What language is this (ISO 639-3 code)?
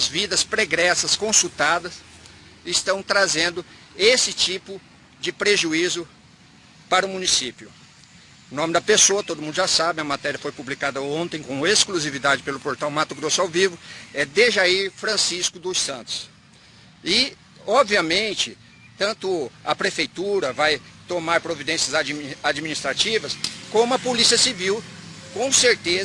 por